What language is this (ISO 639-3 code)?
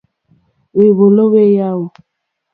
bri